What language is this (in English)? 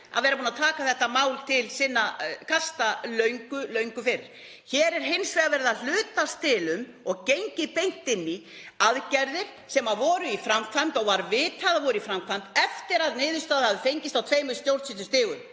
Icelandic